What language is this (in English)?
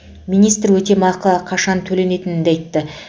Kazakh